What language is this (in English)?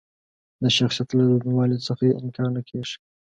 Pashto